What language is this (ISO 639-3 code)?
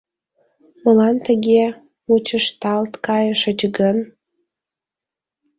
chm